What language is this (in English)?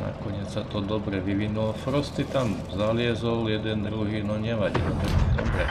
Czech